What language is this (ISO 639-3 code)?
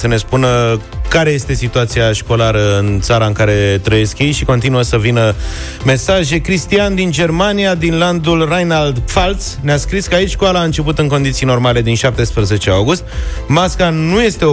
ron